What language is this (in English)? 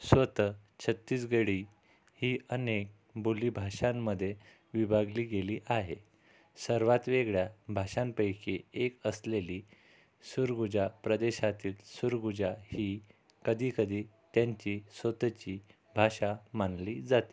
Marathi